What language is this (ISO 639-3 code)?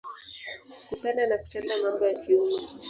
swa